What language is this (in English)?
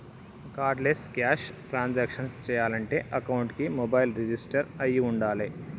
Telugu